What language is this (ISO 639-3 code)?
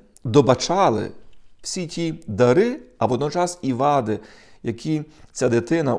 ukr